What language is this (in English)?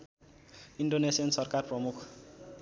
Nepali